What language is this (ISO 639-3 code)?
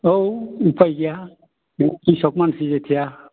brx